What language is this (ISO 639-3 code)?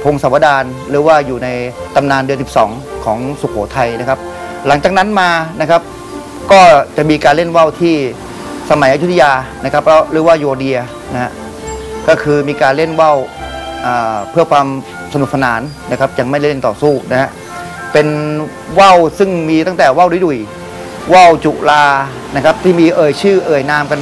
tha